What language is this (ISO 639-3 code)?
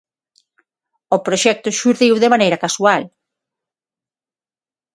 glg